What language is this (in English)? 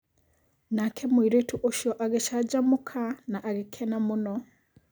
Kikuyu